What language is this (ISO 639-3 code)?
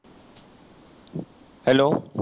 mar